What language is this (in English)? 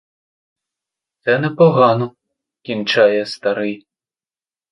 Ukrainian